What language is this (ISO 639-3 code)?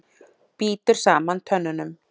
isl